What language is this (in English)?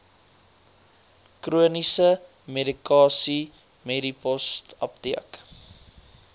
Afrikaans